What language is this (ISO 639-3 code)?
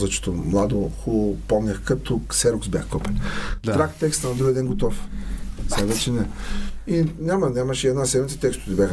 bul